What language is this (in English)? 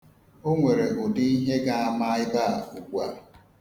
Igbo